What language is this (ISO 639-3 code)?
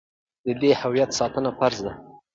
pus